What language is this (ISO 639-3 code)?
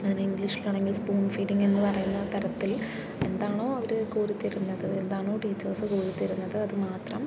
mal